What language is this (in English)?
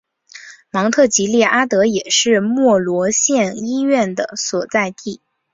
Chinese